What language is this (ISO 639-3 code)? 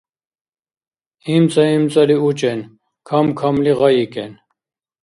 dar